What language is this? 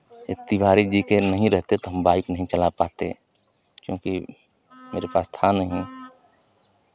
Hindi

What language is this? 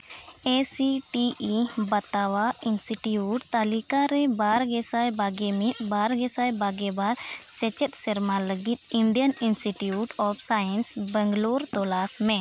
Santali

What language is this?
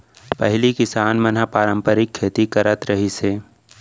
Chhattisgarhi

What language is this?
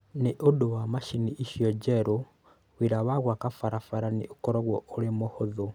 Kikuyu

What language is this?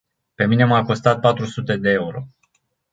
Romanian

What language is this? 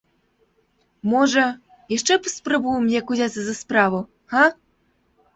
Belarusian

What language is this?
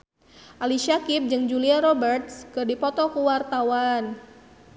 Sundanese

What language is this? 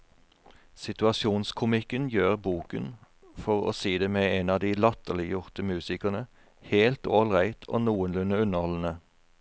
Norwegian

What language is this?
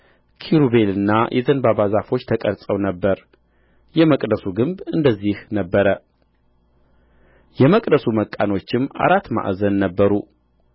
Amharic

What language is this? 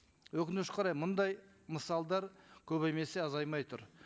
Kazakh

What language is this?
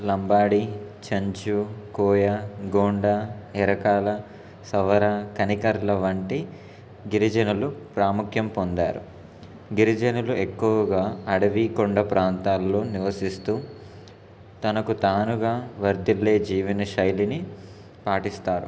Telugu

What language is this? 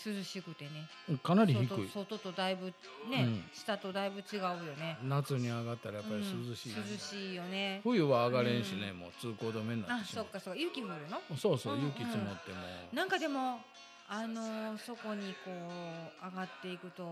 Japanese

